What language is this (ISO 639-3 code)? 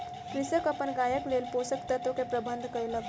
mai